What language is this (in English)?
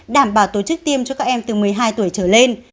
Vietnamese